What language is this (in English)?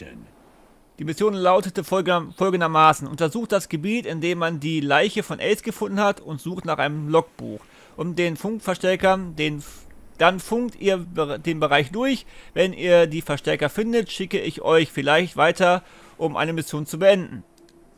German